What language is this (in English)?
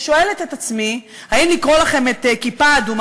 Hebrew